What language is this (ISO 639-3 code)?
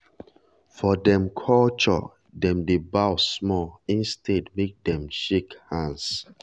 pcm